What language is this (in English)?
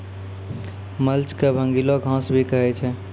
Maithili